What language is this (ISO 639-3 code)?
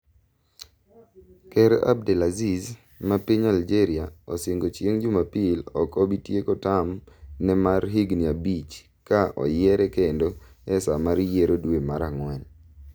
luo